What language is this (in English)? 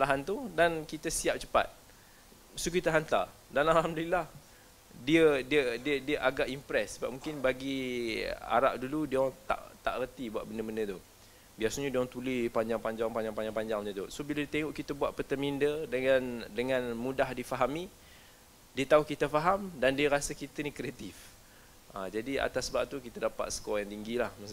Malay